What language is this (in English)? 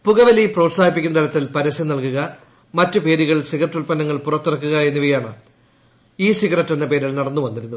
Malayalam